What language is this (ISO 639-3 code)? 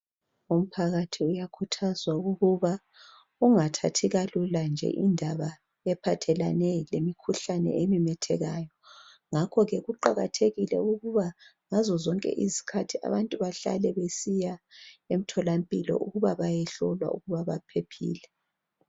nde